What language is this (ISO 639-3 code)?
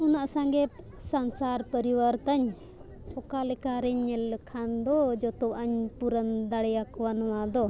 sat